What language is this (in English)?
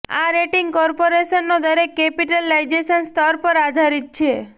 Gujarati